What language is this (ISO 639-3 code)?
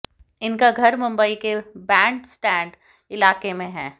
hin